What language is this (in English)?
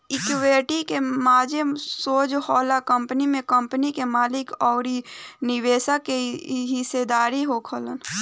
Bhojpuri